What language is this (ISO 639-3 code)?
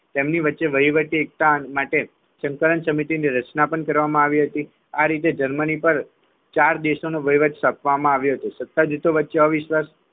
guj